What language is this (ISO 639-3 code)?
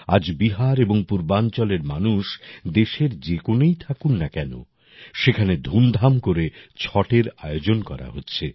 ben